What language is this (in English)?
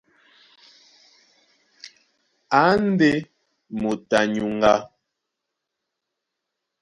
Duala